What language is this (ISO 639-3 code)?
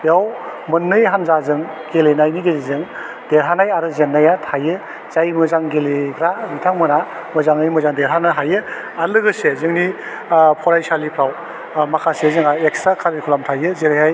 brx